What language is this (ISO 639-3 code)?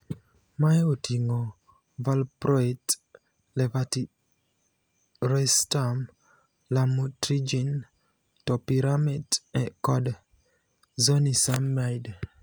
luo